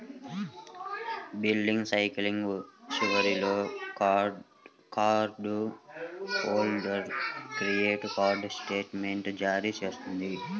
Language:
Telugu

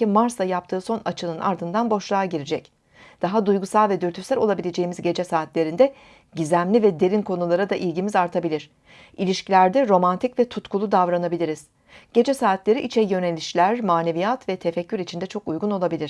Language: Turkish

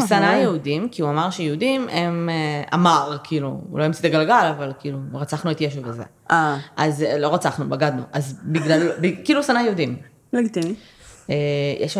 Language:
Hebrew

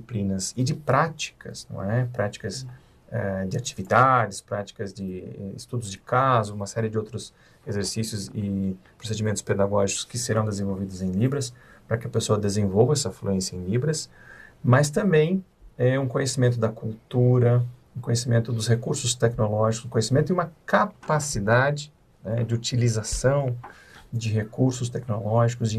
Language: Portuguese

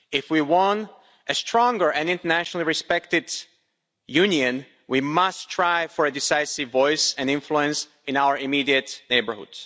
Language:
English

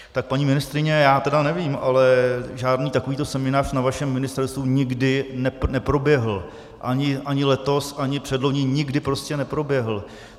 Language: Czech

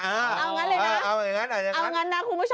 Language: Thai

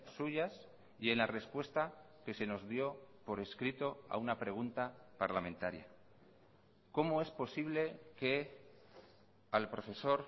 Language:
Spanish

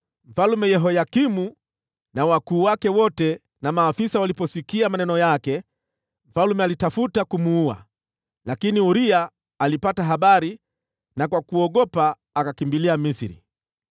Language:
Swahili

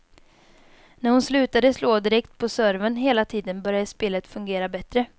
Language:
Swedish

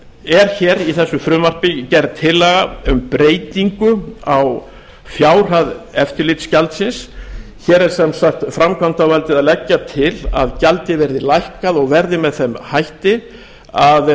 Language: Icelandic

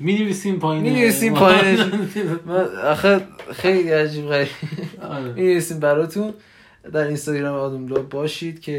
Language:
Persian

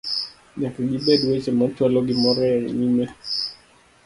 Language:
Luo (Kenya and Tanzania)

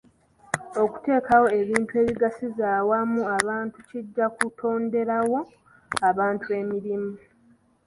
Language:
Ganda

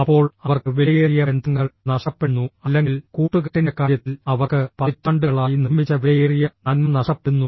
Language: Malayalam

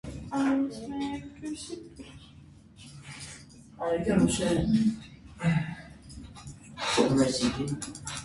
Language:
Armenian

